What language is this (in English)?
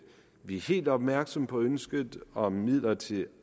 Danish